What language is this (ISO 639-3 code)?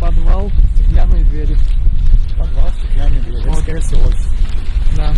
rus